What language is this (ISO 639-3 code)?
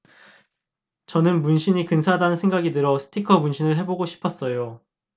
kor